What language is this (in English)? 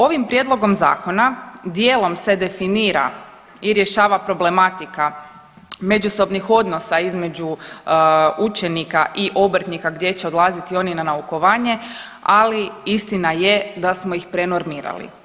Croatian